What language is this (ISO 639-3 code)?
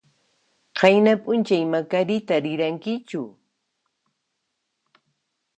qxp